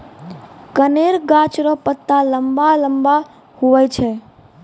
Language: Maithili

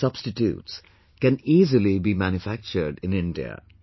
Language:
English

